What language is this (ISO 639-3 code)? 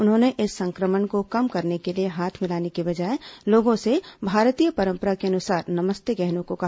hin